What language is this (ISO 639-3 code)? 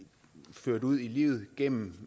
dan